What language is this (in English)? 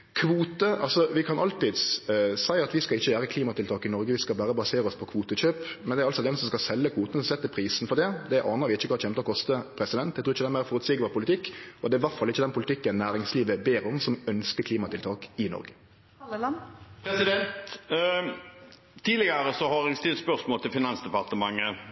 Norwegian